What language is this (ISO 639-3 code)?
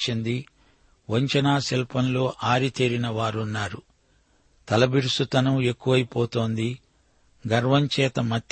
tel